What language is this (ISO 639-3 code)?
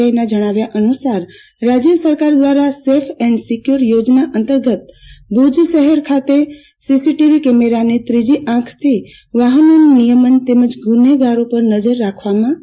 guj